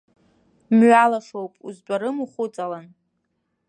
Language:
Abkhazian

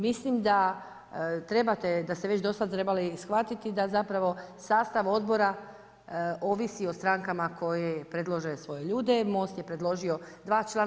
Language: Croatian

